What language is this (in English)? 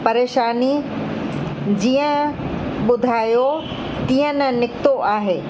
Sindhi